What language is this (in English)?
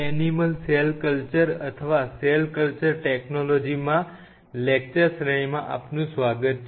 Gujarati